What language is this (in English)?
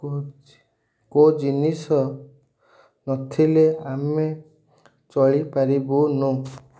Odia